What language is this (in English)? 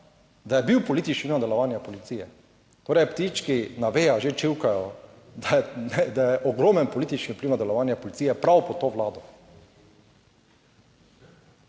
Slovenian